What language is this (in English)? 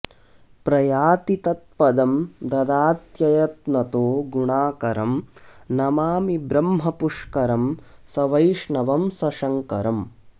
Sanskrit